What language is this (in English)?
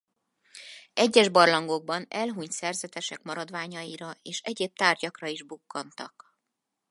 Hungarian